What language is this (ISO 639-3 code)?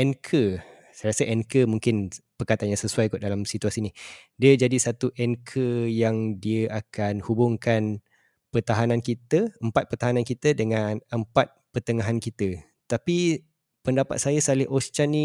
msa